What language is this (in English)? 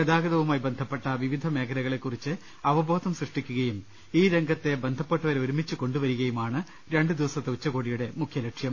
Malayalam